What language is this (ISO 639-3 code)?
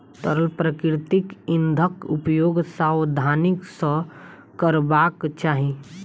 mai